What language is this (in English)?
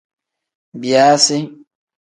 Tem